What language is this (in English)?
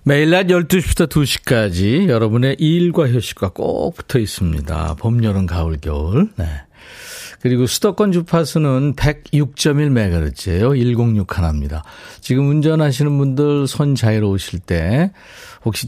Korean